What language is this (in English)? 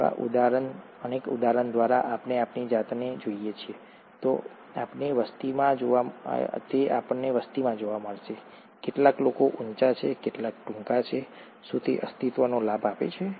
Gujarati